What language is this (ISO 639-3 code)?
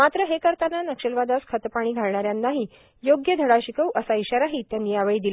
mar